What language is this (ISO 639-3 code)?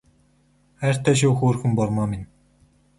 mon